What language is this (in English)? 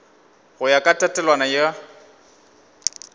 Northern Sotho